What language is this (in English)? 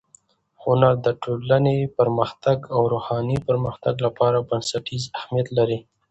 Pashto